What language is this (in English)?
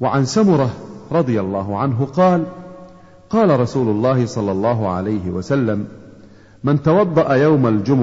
Arabic